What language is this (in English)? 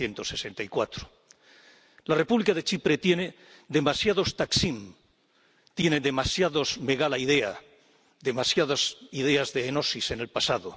Spanish